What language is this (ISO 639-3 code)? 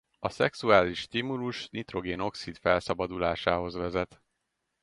hun